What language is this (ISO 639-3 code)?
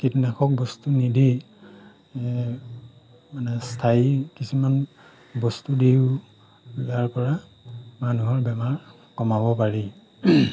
asm